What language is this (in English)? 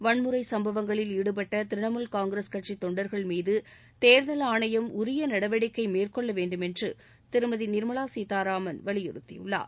Tamil